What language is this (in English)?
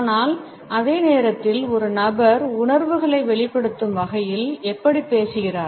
Tamil